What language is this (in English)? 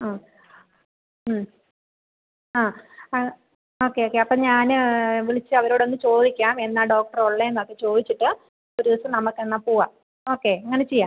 Malayalam